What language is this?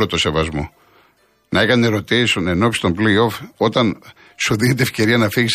Greek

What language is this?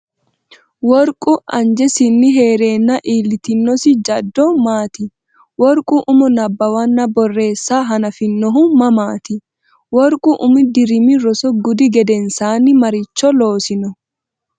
Sidamo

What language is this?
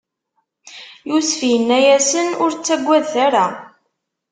Kabyle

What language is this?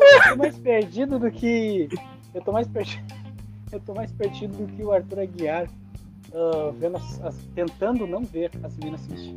Portuguese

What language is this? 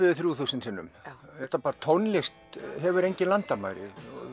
Icelandic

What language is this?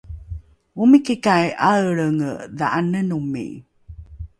Rukai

